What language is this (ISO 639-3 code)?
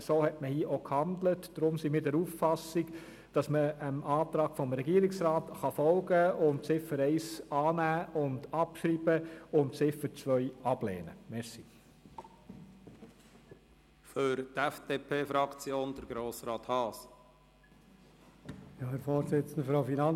gsw